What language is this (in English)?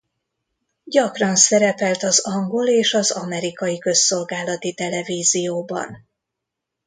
Hungarian